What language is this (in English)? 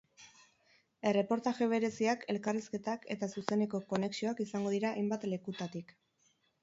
Basque